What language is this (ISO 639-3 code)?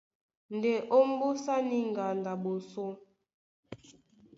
dua